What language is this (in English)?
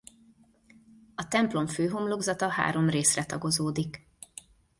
Hungarian